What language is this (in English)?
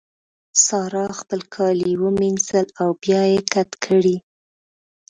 Pashto